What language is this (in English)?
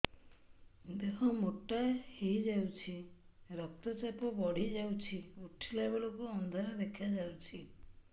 Odia